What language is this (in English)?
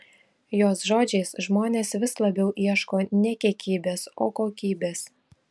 Lithuanian